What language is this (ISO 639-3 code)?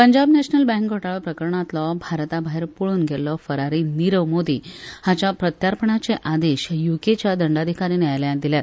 kok